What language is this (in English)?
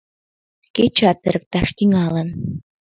Mari